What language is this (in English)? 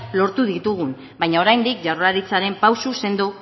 Basque